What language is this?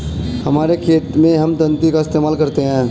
Hindi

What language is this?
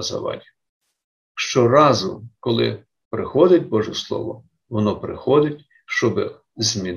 Ukrainian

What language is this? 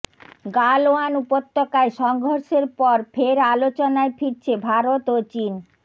Bangla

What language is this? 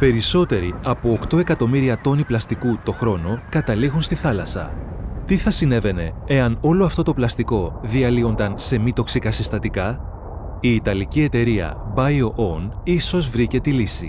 Greek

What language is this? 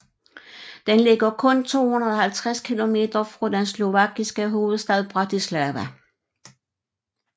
Danish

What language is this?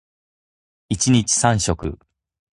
Japanese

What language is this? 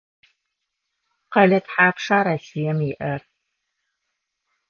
Adyghe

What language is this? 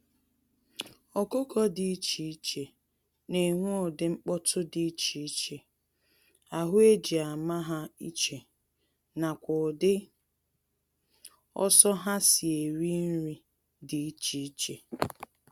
Igbo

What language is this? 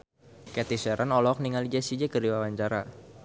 Sundanese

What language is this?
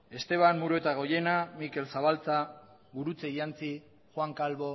Basque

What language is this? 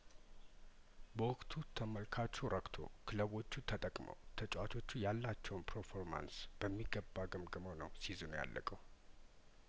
Amharic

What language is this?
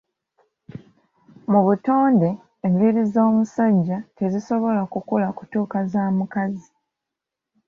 Ganda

